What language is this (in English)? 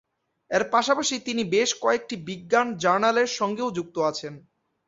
Bangla